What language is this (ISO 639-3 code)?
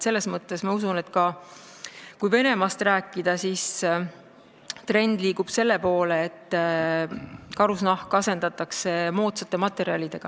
est